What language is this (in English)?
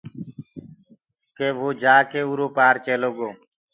Gurgula